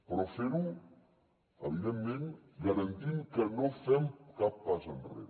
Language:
Catalan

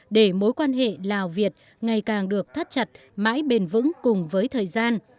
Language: Vietnamese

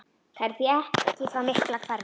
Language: Icelandic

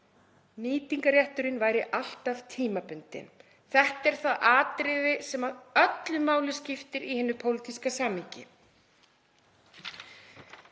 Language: Icelandic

